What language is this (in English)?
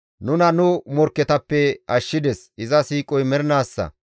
Gamo